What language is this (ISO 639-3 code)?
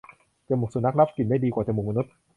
tha